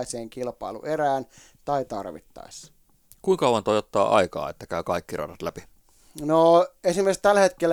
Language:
Finnish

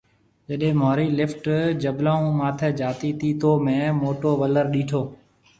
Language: Marwari (Pakistan)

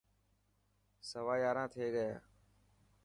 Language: Dhatki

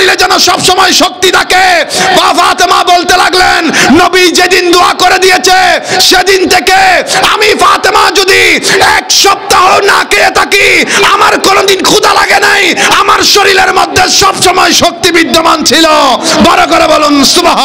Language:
Arabic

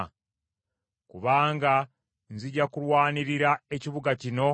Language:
Ganda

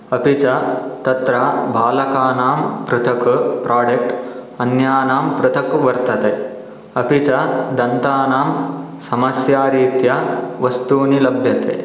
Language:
Sanskrit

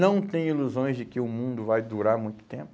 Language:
Portuguese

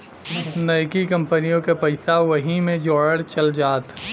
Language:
Bhojpuri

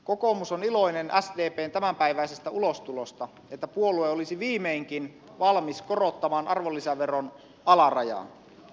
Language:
Finnish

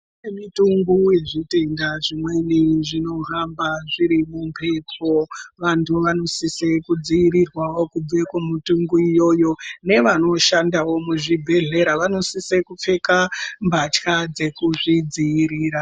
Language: Ndau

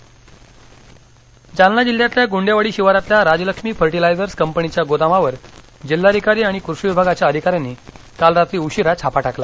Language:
Marathi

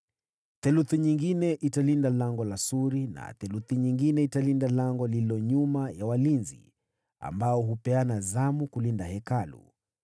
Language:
Swahili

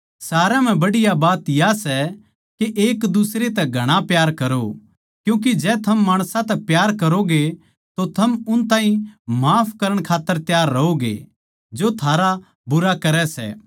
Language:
Haryanvi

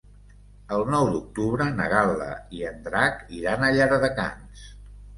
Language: Catalan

